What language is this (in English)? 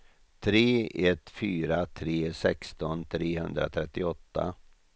Swedish